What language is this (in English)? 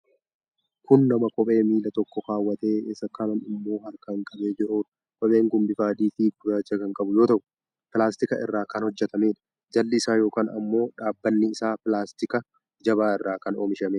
Oromo